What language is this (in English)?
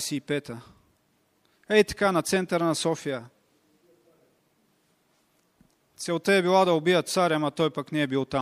Bulgarian